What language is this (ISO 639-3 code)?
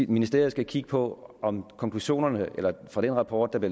dan